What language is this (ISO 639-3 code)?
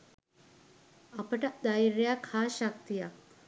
sin